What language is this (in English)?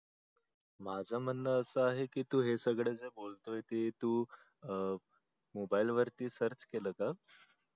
Marathi